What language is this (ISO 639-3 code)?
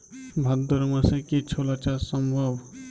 ben